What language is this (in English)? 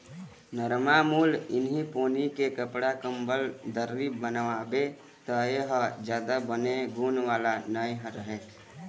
Chhattisgarhi